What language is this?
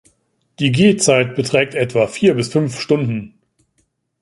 German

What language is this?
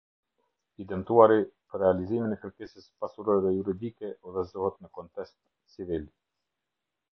Albanian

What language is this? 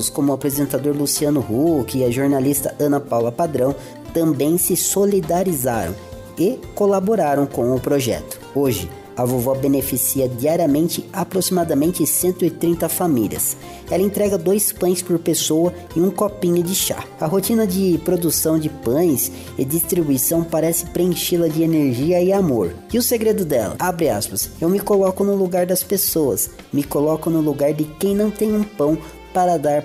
Portuguese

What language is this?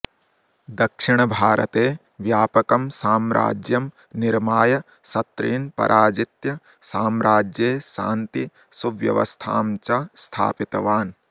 Sanskrit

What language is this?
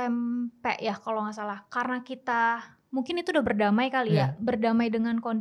Indonesian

